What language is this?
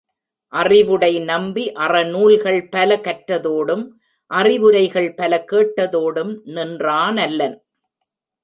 Tamil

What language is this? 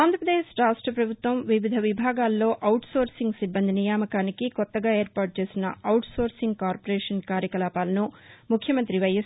Telugu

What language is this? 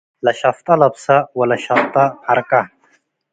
Tigre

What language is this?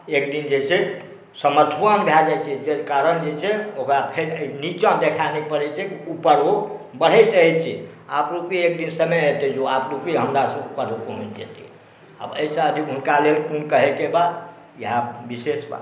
Maithili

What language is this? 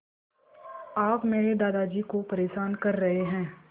Hindi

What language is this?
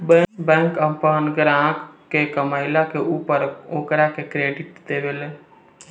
Bhojpuri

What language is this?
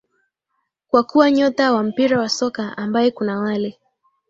Swahili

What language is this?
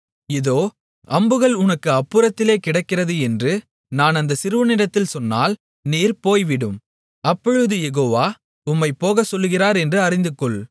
Tamil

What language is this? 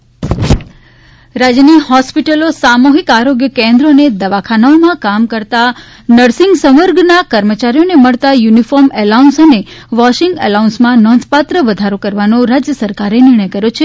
Gujarati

